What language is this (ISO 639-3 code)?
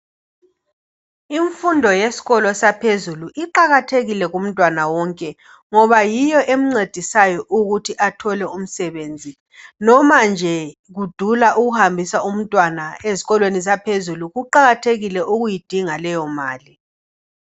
nde